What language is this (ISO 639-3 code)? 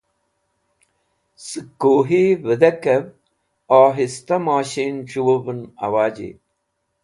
wbl